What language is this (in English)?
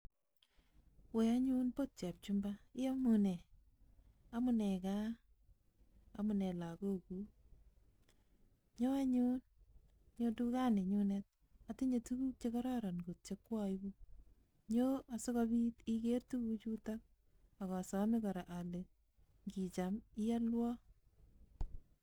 Kalenjin